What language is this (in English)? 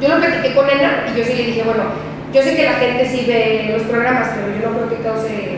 Spanish